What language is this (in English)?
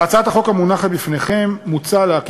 Hebrew